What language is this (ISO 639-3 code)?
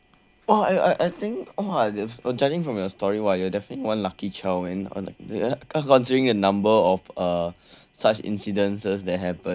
eng